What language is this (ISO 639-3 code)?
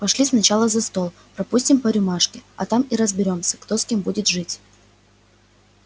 rus